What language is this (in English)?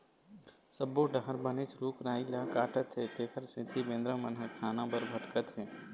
Chhattisgarhi